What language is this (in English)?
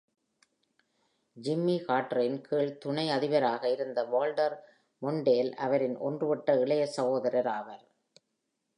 Tamil